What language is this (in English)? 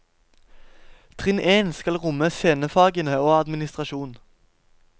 Norwegian